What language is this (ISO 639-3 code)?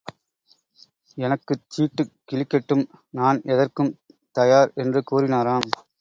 tam